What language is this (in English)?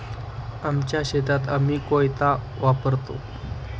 Marathi